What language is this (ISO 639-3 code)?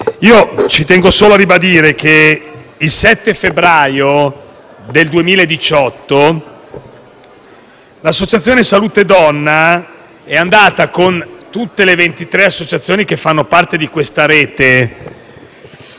ita